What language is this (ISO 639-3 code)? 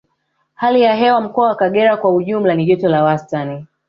swa